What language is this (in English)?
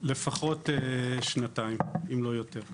Hebrew